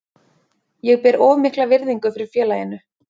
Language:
Icelandic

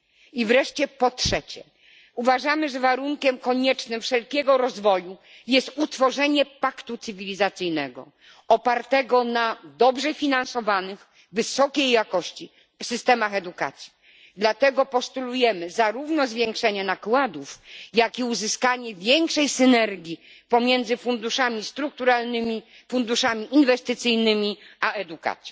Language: Polish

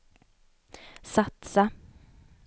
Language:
Swedish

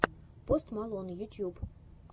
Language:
Russian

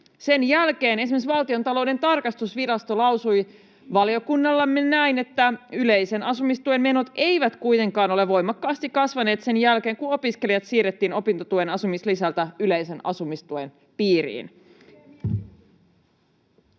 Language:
Finnish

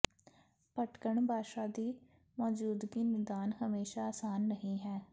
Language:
Punjabi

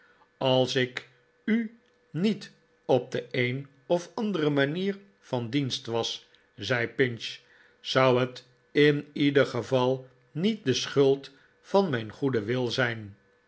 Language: Dutch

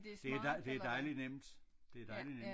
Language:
Danish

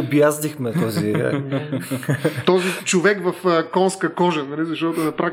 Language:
Bulgarian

